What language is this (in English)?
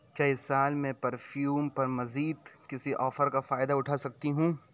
Urdu